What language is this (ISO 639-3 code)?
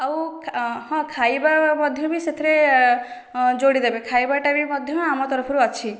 ori